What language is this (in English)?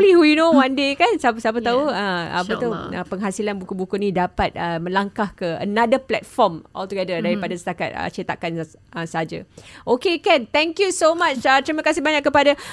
Malay